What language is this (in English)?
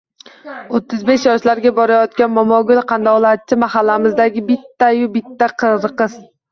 Uzbek